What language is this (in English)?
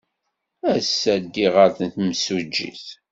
Kabyle